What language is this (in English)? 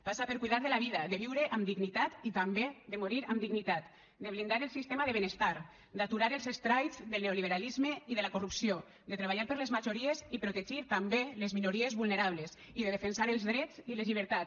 Catalan